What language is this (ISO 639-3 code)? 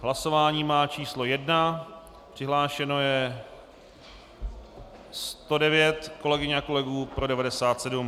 ces